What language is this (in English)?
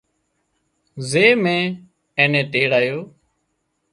Wadiyara Koli